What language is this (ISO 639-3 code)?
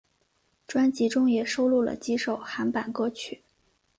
zho